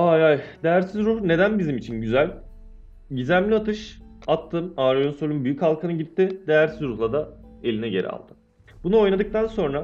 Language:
Turkish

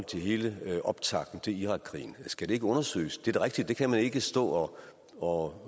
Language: Danish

